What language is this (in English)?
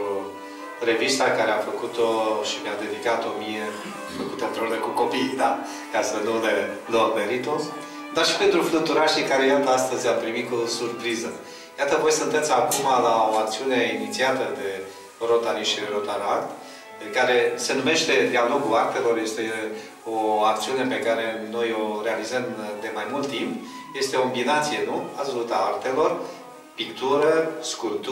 Romanian